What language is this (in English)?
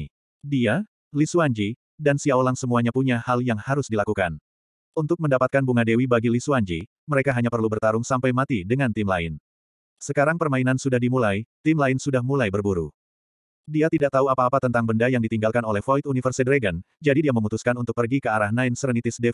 Indonesian